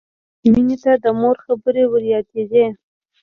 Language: Pashto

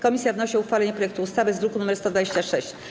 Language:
Polish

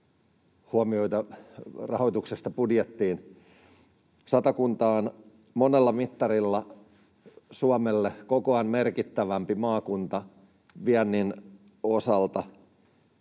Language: Finnish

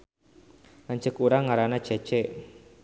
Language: Sundanese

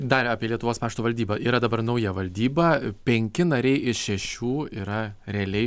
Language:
Lithuanian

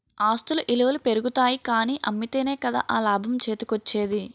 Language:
Telugu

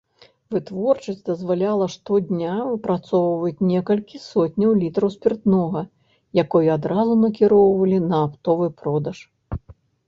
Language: Belarusian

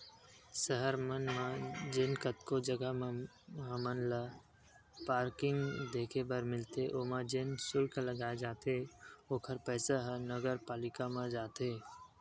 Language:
Chhattisgarhi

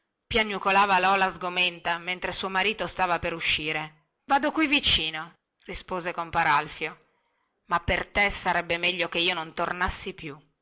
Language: Italian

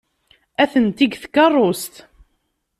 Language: Kabyle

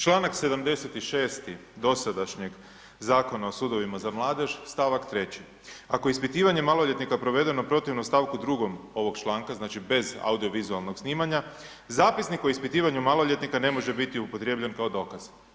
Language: Croatian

